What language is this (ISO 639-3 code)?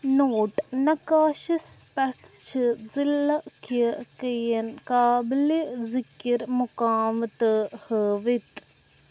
kas